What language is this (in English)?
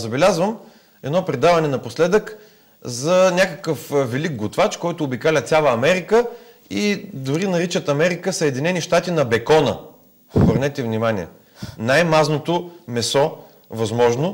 Bulgarian